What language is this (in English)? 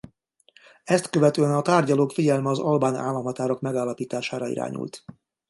Hungarian